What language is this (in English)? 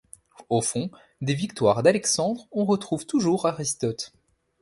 French